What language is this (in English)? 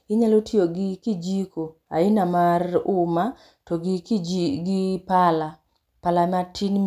Luo (Kenya and Tanzania)